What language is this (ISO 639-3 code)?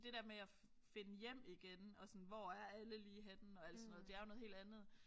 dan